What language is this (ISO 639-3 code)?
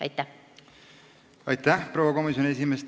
est